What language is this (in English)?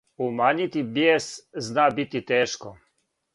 Serbian